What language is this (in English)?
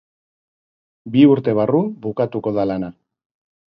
Basque